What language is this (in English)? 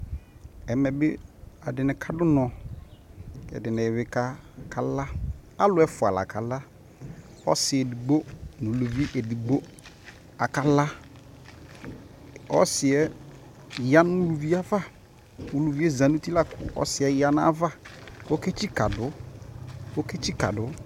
Ikposo